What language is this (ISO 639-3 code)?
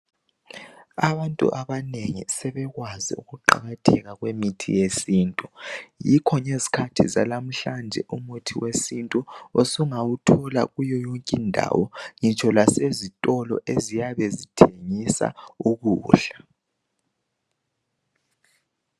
nde